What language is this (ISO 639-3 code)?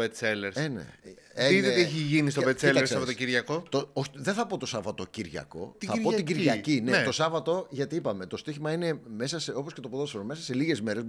ell